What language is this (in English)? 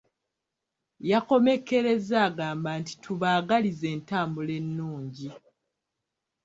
Ganda